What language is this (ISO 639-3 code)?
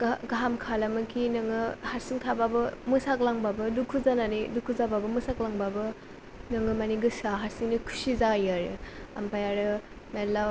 brx